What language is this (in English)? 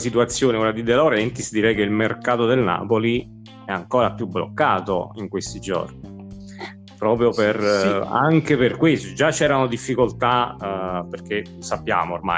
Italian